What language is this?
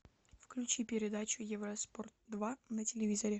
Russian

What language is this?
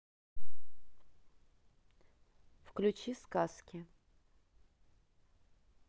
Russian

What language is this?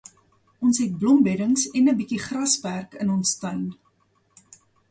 Afrikaans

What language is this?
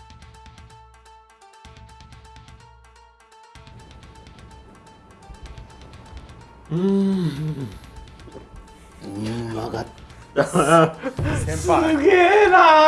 Japanese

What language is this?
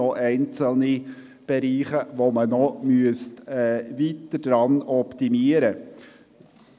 Swiss German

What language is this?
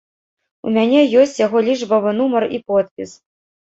Belarusian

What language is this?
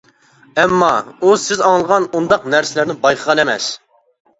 Uyghur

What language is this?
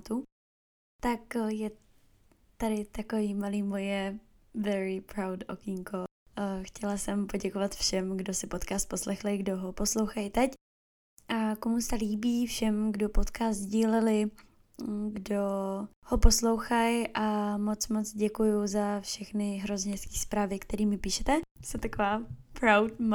Czech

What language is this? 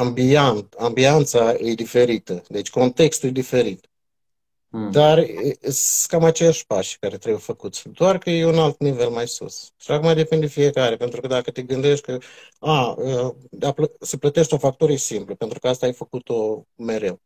Romanian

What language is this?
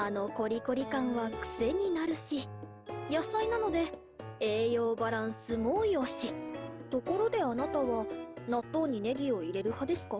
Japanese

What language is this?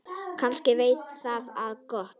Icelandic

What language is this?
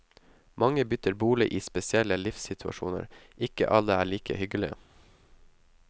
Norwegian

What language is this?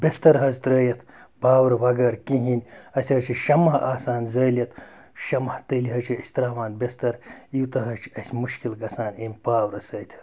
Kashmiri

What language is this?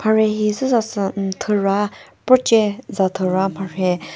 Chokri Naga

